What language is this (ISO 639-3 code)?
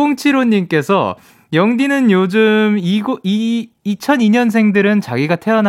kor